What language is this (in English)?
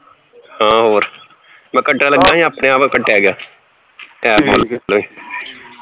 Punjabi